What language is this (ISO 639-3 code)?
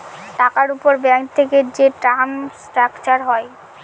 ben